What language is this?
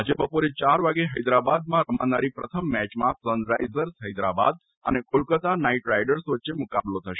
Gujarati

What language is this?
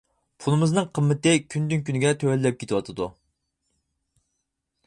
Uyghur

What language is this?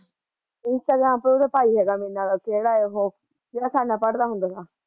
Punjabi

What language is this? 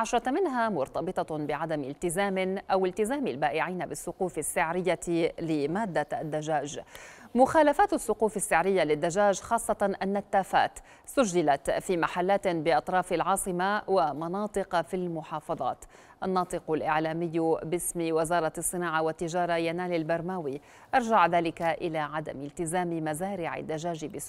Arabic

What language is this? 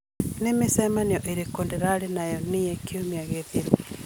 Kikuyu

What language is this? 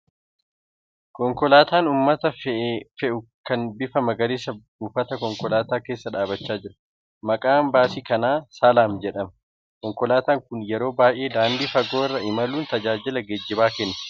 Oromo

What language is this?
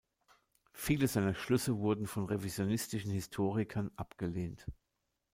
German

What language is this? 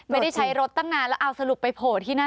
Thai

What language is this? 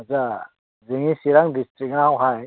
Bodo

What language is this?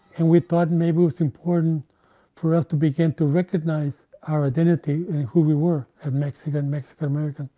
English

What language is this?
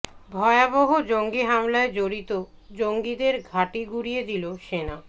Bangla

